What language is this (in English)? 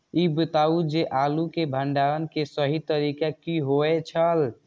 Maithili